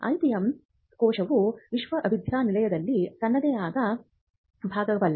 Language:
Kannada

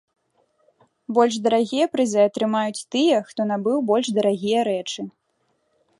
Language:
Belarusian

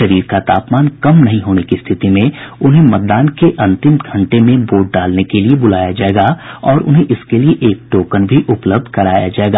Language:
Hindi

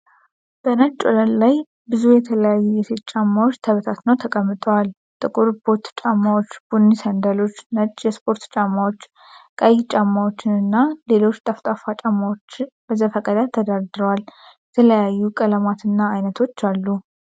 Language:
Amharic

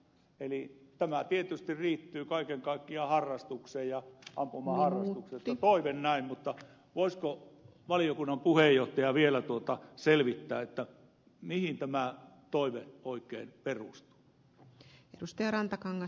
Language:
Finnish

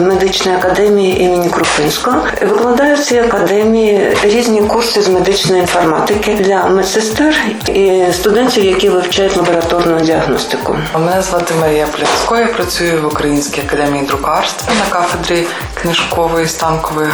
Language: Ukrainian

